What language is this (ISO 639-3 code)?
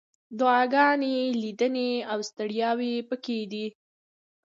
pus